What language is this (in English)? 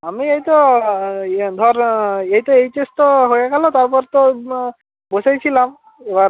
Bangla